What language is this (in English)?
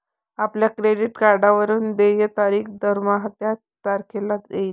Marathi